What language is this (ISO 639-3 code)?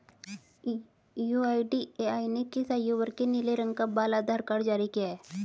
hin